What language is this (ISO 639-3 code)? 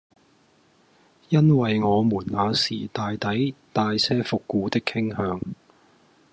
yue